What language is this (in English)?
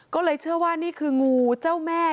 Thai